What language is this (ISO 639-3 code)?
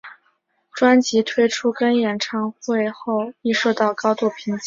zho